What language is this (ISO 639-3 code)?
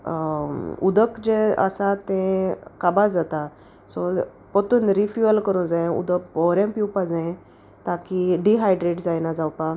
kok